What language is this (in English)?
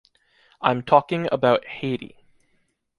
English